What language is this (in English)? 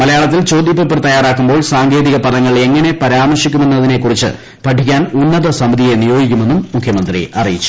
Malayalam